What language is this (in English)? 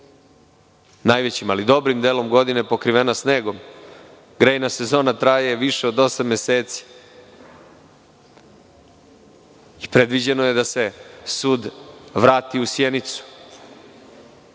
Serbian